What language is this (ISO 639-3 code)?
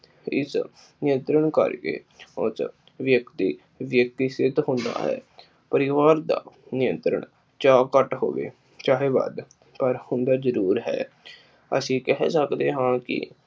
pan